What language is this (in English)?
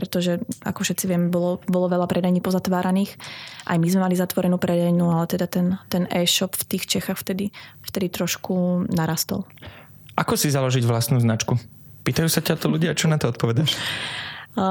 Slovak